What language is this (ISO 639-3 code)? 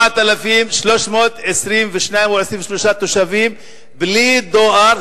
heb